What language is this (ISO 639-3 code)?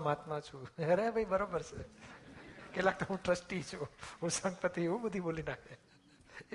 guj